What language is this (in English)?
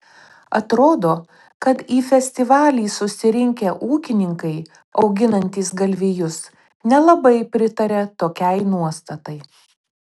Lithuanian